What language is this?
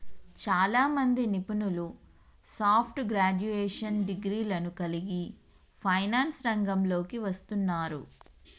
Telugu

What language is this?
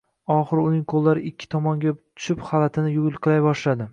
Uzbek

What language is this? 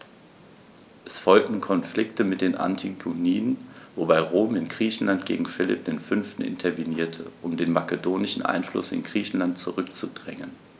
German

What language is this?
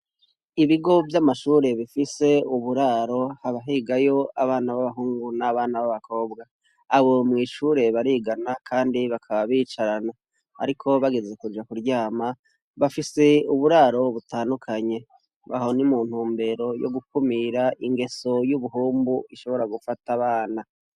Rundi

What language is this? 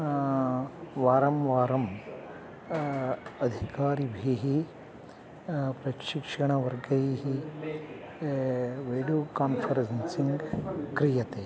Sanskrit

